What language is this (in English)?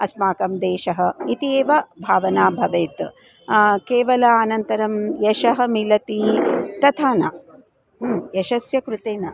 Sanskrit